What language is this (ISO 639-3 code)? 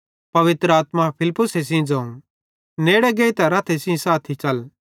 bhd